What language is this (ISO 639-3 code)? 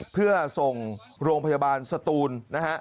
tha